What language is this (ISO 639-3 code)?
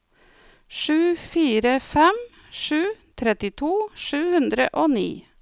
nor